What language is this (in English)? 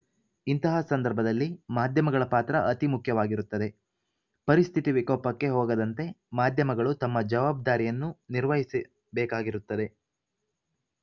Kannada